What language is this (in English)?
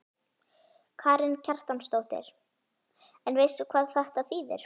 Icelandic